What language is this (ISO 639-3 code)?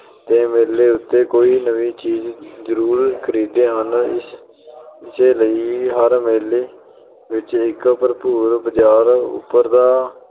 pan